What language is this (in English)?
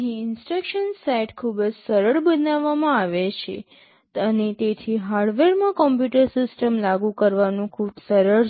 Gujarati